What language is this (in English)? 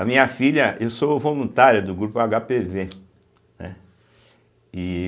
Portuguese